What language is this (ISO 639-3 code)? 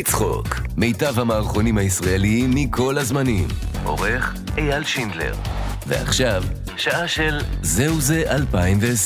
heb